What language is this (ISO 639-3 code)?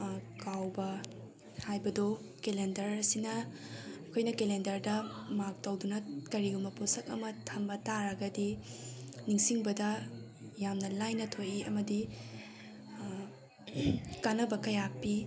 mni